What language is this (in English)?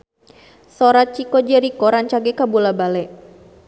Sundanese